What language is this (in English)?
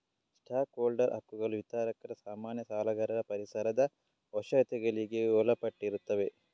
Kannada